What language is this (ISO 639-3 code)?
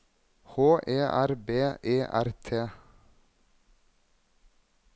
nor